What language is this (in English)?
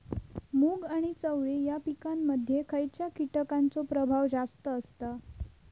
Marathi